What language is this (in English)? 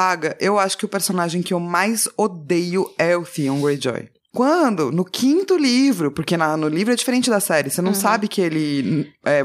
Portuguese